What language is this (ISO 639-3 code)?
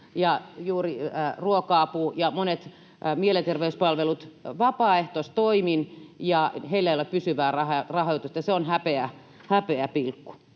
fin